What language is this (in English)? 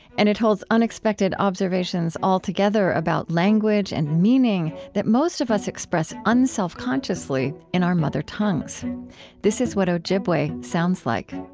English